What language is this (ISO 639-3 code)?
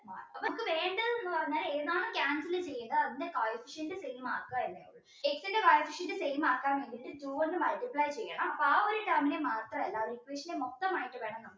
mal